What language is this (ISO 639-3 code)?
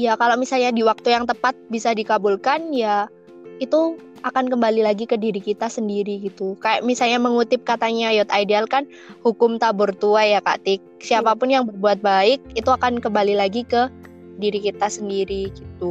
ind